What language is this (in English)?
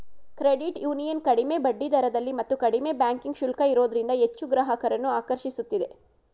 Kannada